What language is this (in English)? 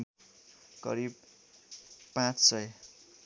Nepali